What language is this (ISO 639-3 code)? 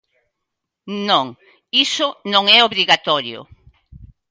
glg